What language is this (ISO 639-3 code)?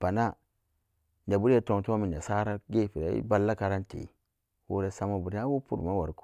ccg